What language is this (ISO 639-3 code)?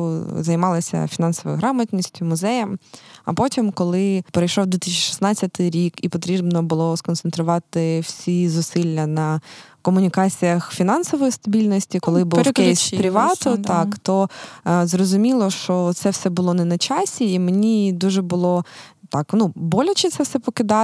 ukr